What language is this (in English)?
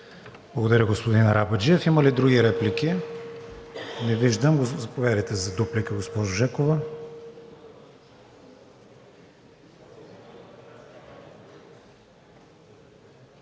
Bulgarian